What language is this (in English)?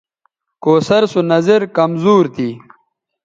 Bateri